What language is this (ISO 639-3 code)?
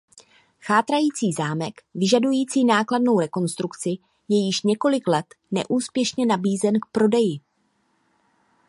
ces